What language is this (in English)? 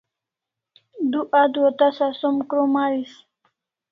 Kalasha